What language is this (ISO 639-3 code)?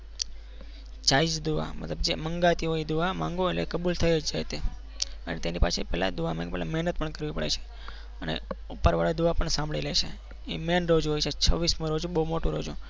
guj